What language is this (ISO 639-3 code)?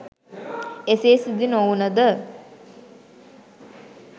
sin